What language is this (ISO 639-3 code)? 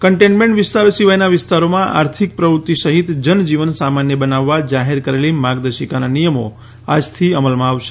guj